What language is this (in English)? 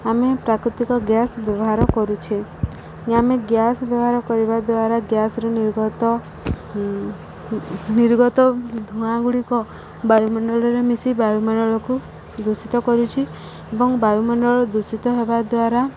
Odia